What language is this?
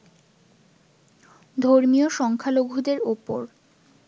Bangla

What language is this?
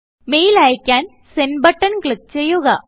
Malayalam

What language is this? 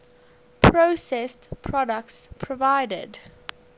English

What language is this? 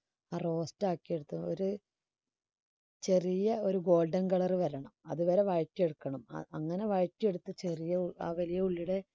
Malayalam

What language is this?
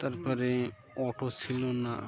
Bangla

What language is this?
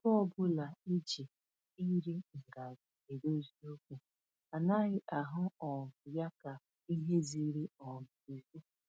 Igbo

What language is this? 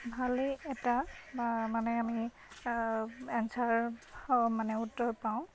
Assamese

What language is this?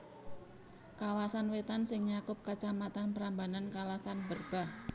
Javanese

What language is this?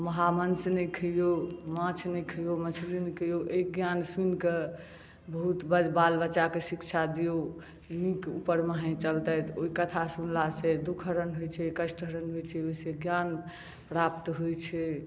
Maithili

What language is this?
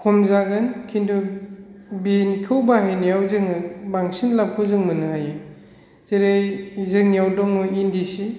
Bodo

